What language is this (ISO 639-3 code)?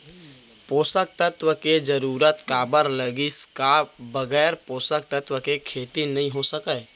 hne